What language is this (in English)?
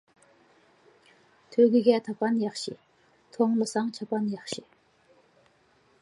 Uyghur